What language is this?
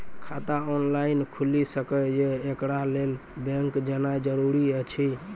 Maithili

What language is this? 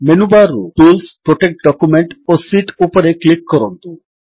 Odia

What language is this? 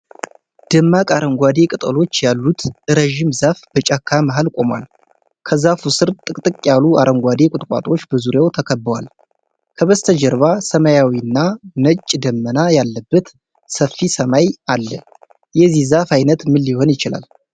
Amharic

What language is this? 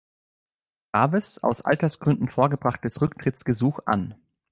German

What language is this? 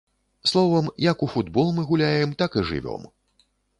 Belarusian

